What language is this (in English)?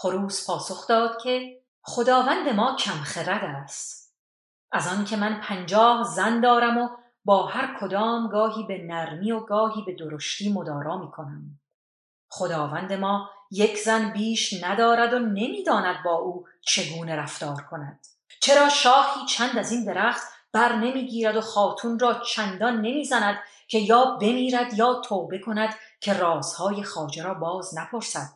Persian